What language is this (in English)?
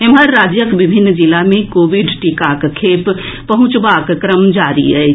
Maithili